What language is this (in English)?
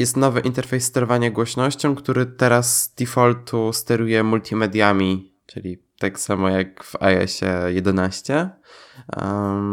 Polish